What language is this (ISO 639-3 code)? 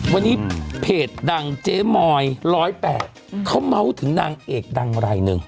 tha